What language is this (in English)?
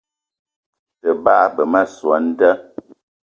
Eton (Cameroon)